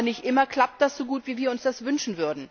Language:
German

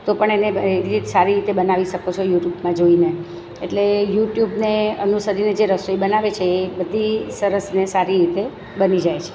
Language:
Gujarati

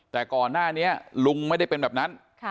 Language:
Thai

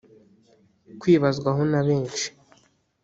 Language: Kinyarwanda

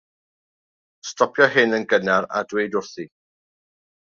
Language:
Welsh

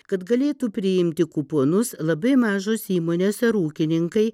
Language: Lithuanian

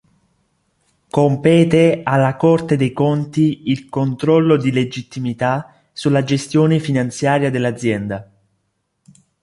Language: Italian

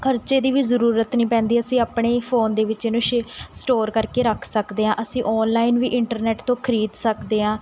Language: Punjabi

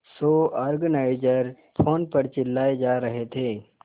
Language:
Hindi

